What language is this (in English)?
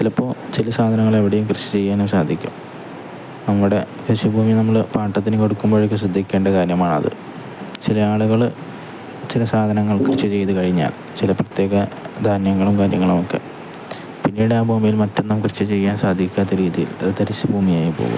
Malayalam